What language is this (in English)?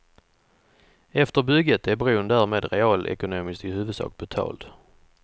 Swedish